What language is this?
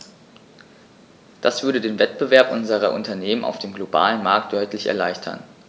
German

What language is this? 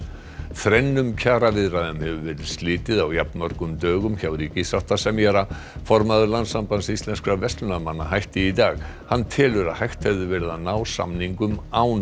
Icelandic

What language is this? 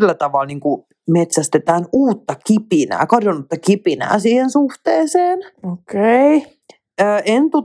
Finnish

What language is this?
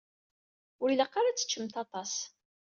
Kabyle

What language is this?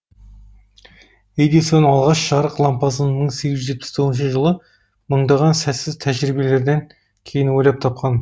Kazakh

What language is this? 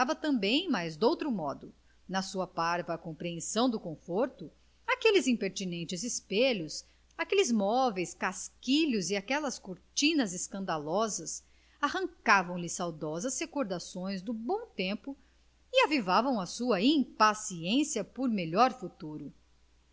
Portuguese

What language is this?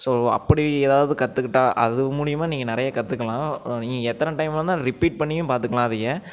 Tamil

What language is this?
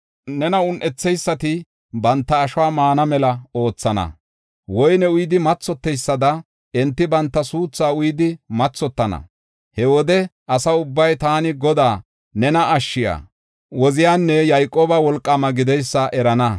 Gofa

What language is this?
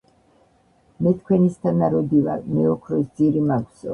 Georgian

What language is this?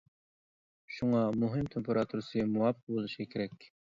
Uyghur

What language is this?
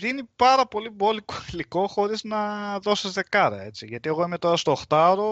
Greek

